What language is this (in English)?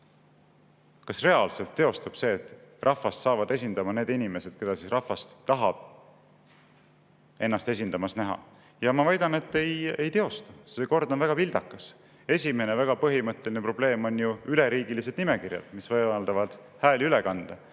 Estonian